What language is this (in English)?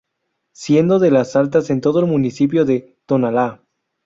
Spanish